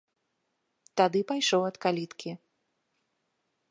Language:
Belarusian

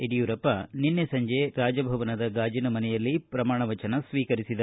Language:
Kannada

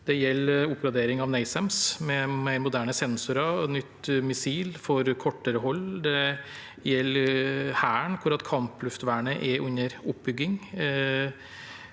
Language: Norwegian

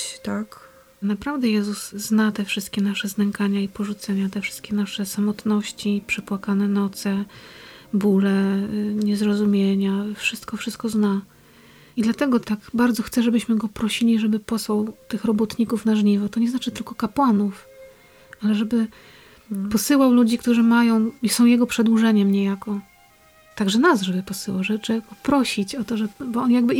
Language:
Polish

